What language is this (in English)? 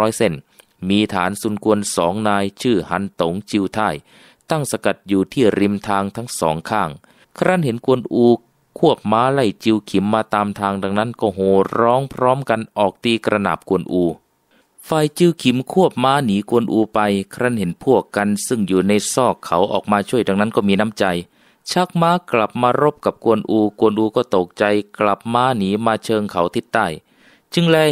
Thai